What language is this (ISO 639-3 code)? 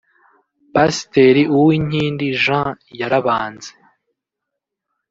kin